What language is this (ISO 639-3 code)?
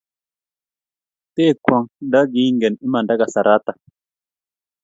kln